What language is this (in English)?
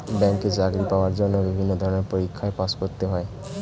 Bangla